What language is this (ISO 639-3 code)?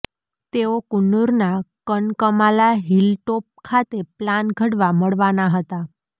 guj